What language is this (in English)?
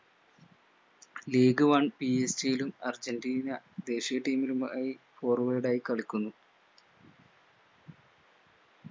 Malayalam